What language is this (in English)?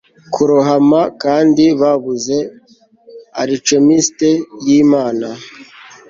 Kinyarwanda